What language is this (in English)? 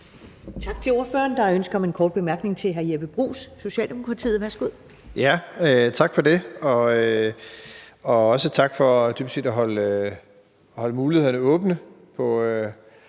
Danish